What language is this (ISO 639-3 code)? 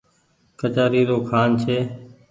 gig